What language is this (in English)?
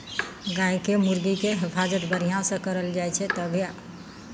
Maithili